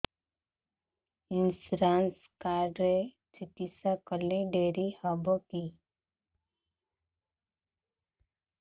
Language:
Odia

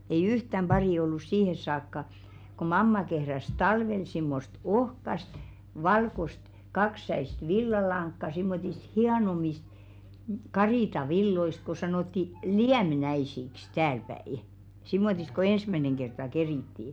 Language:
Finnish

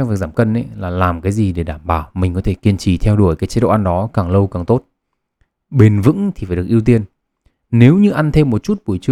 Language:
Vietnamese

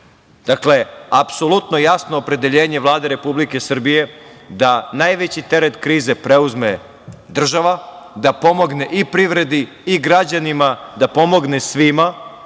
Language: Serbian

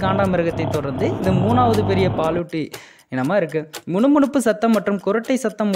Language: Arabic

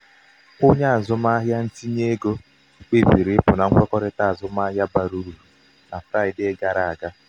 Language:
Igbo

